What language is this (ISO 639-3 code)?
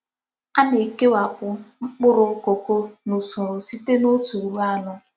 ibo